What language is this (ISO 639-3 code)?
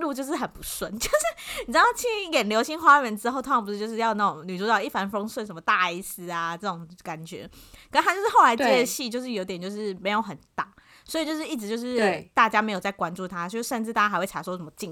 zho